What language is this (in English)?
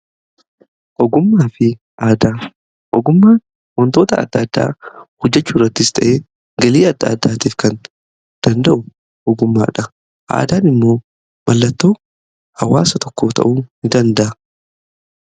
Oromo